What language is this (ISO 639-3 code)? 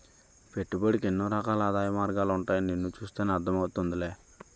tel